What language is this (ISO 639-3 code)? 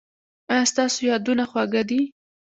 pus